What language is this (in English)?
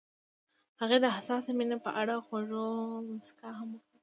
Pashto